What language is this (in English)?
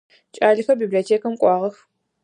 Adyghe